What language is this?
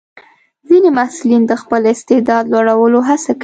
Pashto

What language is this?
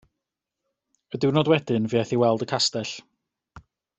Welsh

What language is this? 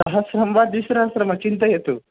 Sanskrit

